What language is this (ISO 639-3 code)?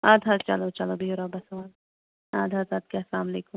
kas